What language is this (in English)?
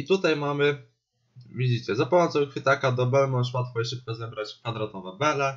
Polish